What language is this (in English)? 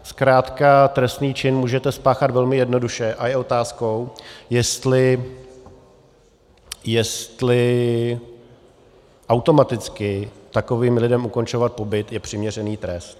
Czech